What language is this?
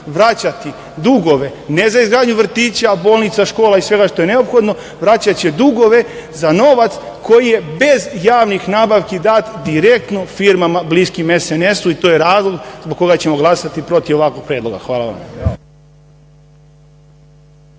Serbian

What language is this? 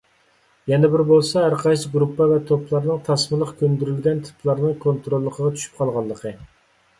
Uyghur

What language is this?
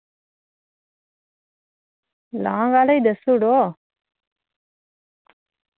Dogri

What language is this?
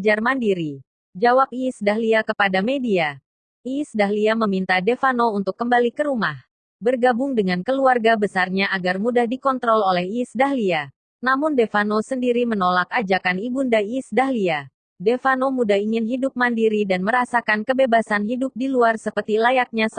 Indonesian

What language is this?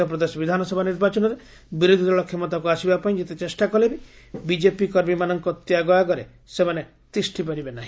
Odia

